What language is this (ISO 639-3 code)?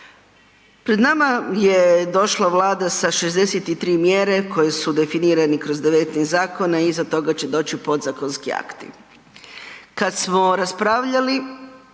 hrv